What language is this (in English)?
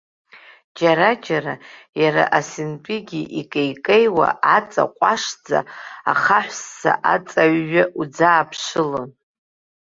Abkhazian